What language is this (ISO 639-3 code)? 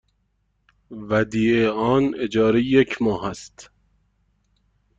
fas